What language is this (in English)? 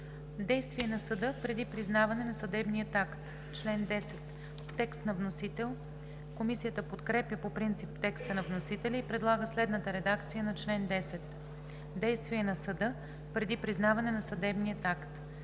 Bulgarian